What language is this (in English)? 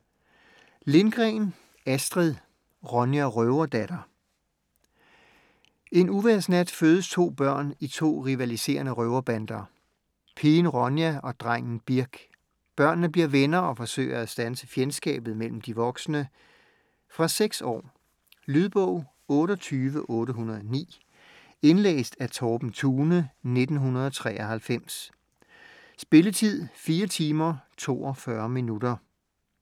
Danish